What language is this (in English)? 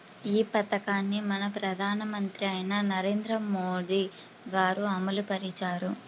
Telugu